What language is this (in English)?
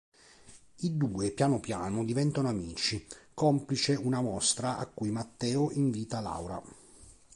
Italian